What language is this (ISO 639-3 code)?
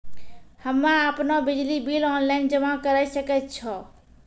mai